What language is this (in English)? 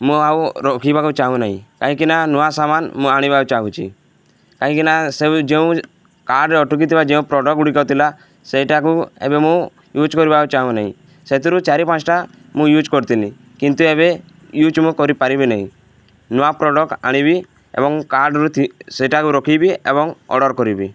Odia